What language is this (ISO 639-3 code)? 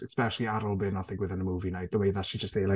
cym